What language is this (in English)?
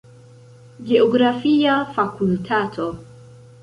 Esperanto